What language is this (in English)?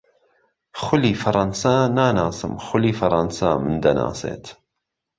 Central Kurdish